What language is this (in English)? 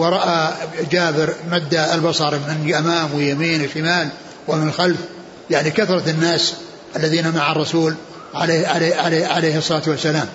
Arabic